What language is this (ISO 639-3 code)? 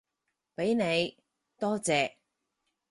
yue